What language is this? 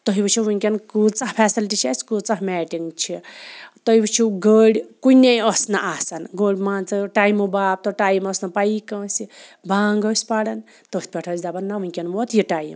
Kashmiri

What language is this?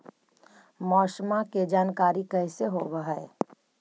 Magahi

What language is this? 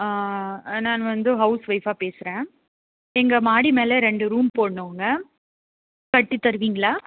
Tamil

